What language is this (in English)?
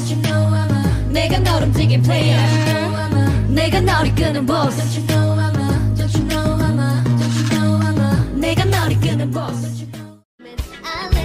Korean